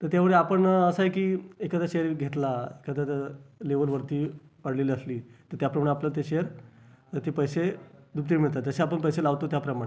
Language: Marathi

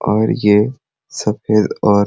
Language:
Sadri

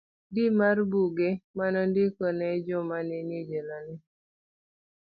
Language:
Luo (Kenya and Tanzania)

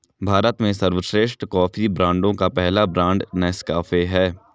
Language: Hindi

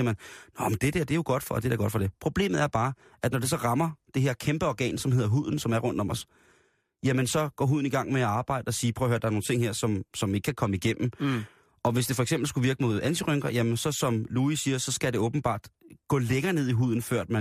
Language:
Danish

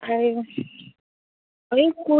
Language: Bangla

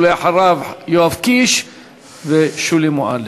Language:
Hebrew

